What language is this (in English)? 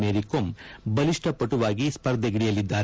Kannada